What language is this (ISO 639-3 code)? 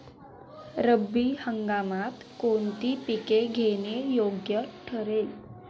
mar